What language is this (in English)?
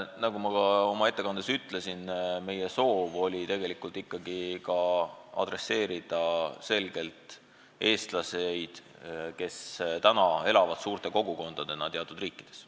Estonian